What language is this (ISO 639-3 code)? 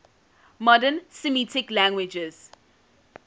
eng